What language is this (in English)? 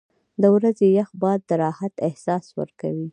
Pashto